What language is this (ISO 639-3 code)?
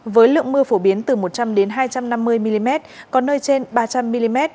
vie